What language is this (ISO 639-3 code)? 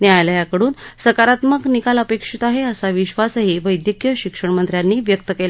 mar